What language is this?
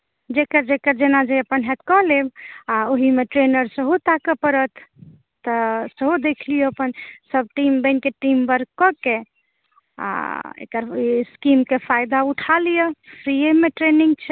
Maithili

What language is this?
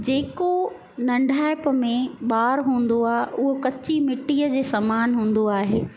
Sindhi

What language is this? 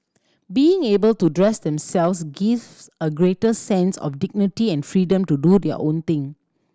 English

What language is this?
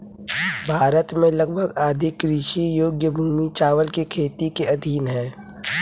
Hindi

